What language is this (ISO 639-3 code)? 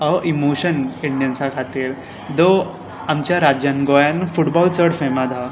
kok